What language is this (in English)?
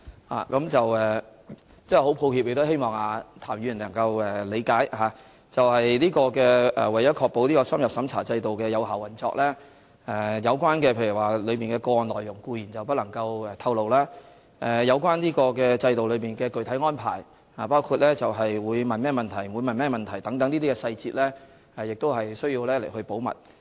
Cantonese